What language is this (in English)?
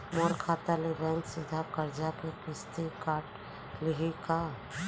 Chhattisgarhi